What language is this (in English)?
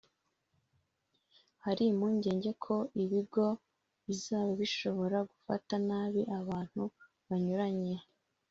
Kinyarwanda